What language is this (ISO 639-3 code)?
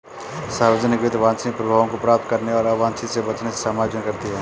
hin